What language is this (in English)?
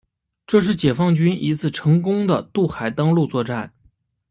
Chinese